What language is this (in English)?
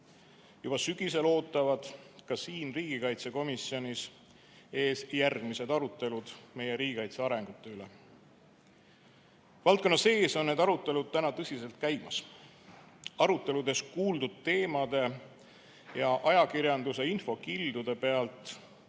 Estonian